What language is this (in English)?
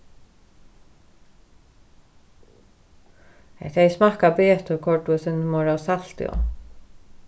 Faroese